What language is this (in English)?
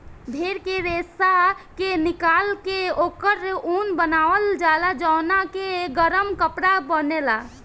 Bhojpuri